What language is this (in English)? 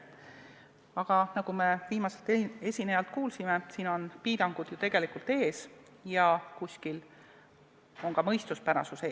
Estonian